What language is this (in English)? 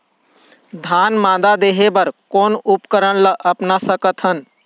Chhattisgarhi